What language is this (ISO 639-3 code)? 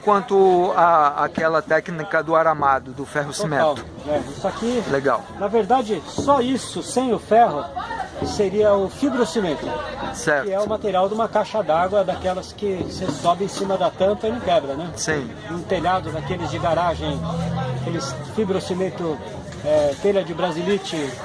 por